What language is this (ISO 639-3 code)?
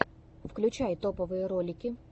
rus